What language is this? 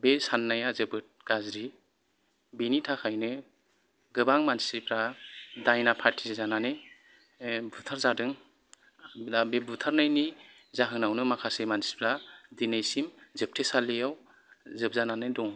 Bodo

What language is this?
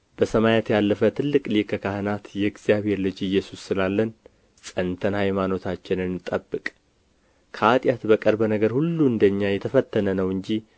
Amharic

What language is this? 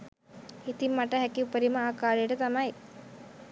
Sinhala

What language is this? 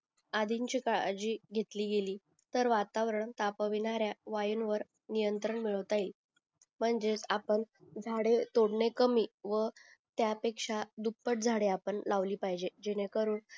Marathi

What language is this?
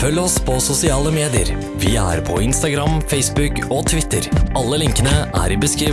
Norwegian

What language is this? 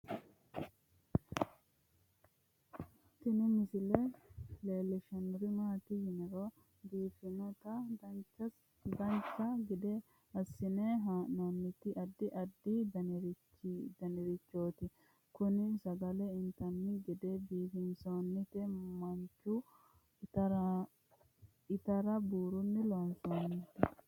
Sidamo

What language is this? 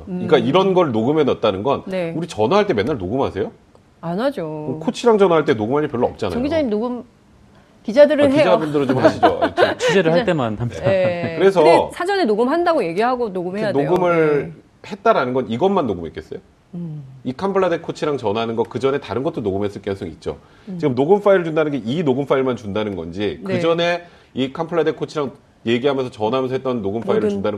Korean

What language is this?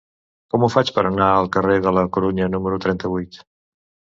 Catalan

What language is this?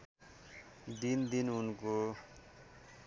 Nepali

